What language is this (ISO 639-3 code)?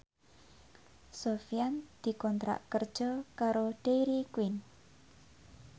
jav